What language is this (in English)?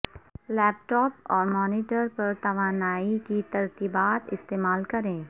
Urdu